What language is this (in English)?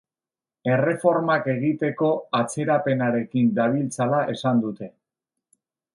Basque